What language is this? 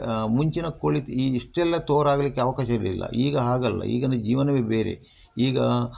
Kannada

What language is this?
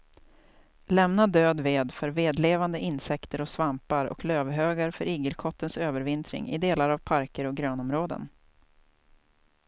Swedish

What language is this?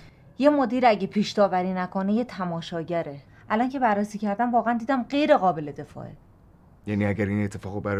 Persian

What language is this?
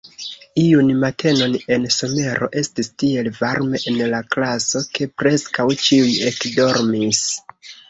Esperanto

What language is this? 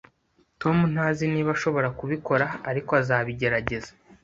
Kinyarwanda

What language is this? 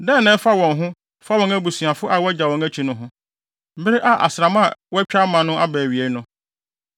Akan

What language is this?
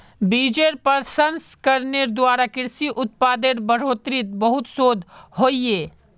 Magahi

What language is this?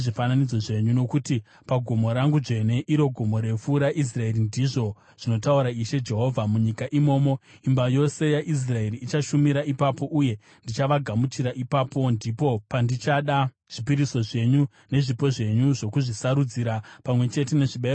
Shona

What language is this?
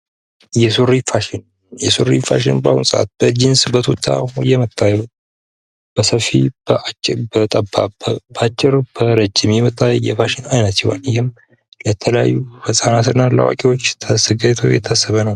Amharic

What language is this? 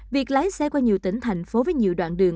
Vietnamese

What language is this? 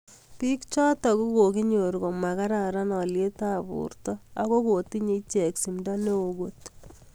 Kalenjin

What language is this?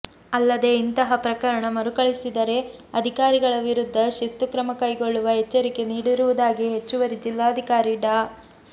Kannada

